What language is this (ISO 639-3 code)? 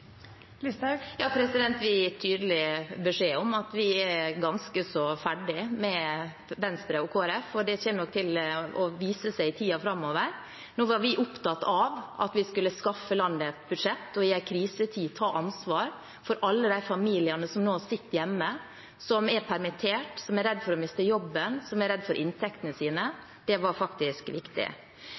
nob